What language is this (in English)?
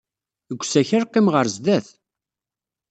Kabyle